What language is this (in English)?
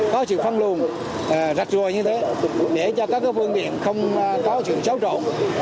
Vietnamese